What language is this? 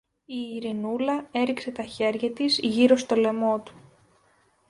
Greek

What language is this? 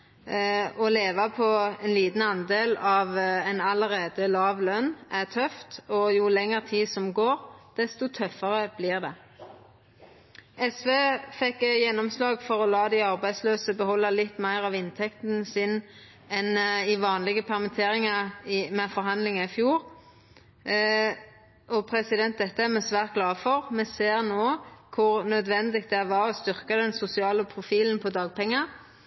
Norwegian Nynorsk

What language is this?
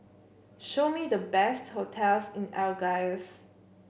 English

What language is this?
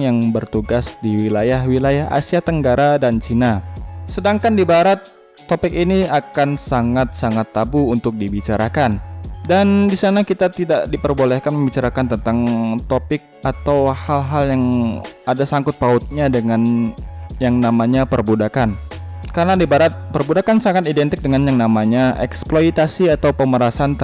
Indonesian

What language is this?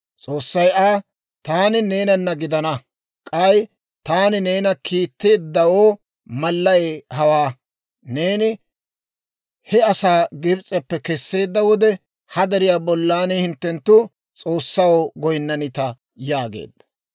Dawro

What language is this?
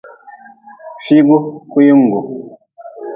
Nawdm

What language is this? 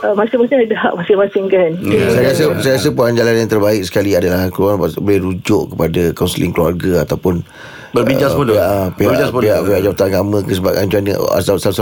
Malay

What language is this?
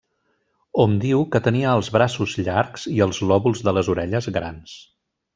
Catalan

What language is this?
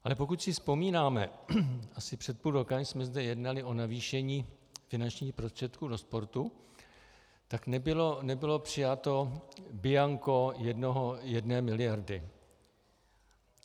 Czech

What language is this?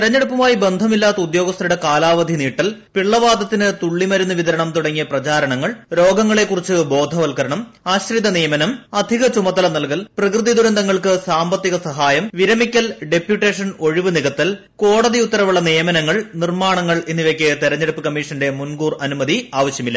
Malayalam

